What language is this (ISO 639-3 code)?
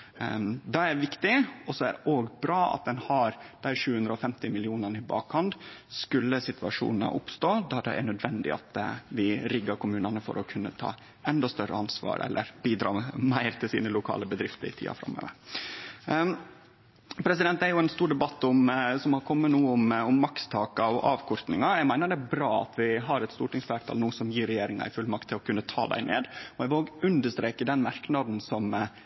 nno